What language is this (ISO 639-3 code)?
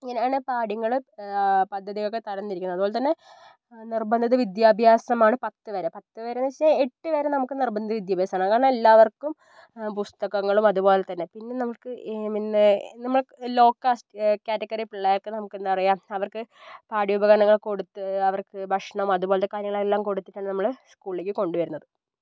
mal